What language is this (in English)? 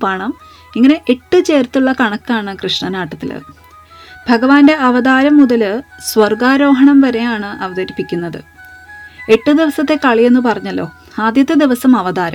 Malayalam